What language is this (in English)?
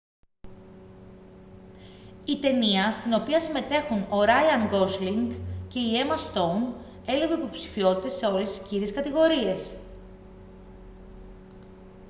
Greek